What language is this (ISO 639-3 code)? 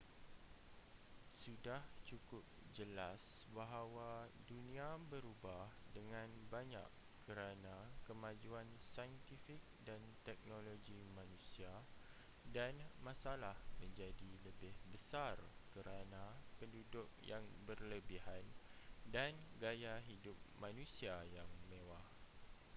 msa